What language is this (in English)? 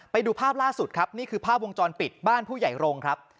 Thai